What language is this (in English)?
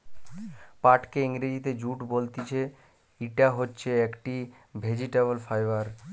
Bangla